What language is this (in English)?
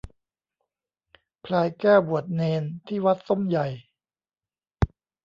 Thai